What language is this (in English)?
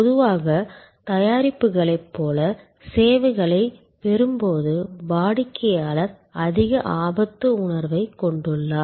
Tamil